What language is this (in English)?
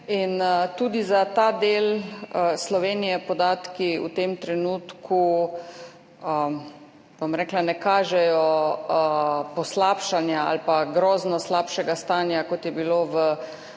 Slovenian